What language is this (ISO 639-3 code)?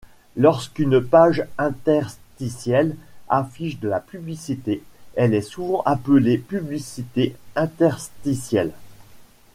fra